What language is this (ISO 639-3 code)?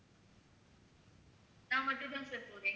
tam